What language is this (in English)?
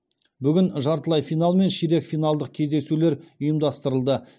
Kazakh